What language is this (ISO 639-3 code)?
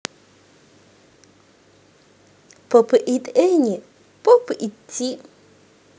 rus